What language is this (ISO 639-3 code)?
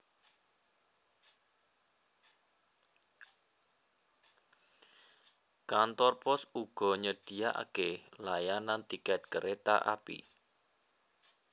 jav